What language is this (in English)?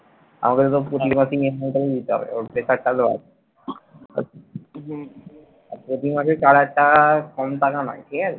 Bangla